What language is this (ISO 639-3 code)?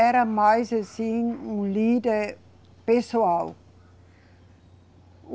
por